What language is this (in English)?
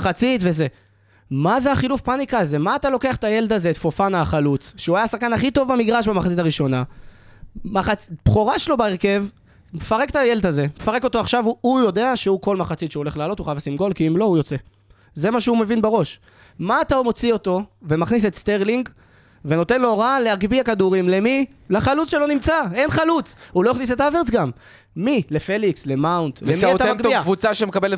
Hebrew